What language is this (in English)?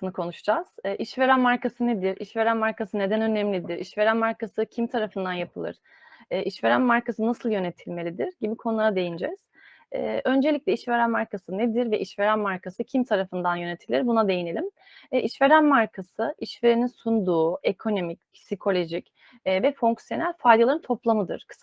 Turkish